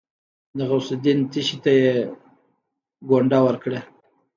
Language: Pashto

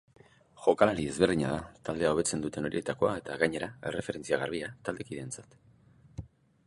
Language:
Basque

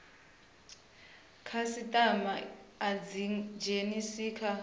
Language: Venda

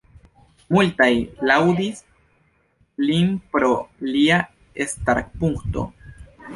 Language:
Esperanto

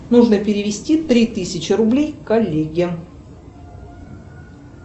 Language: Russian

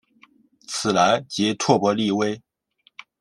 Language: Chinese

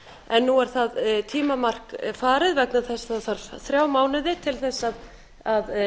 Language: Icelandic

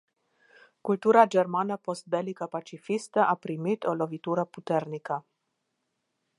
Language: Romanian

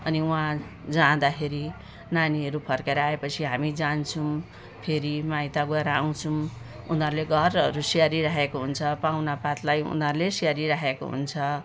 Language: Nepali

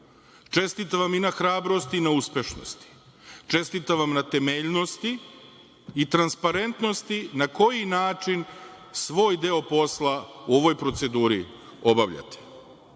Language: Serbian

